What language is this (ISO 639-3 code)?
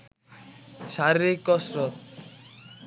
ben